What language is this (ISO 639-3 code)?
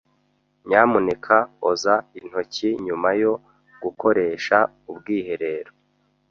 kin